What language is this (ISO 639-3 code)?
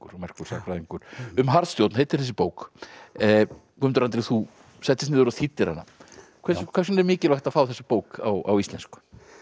isl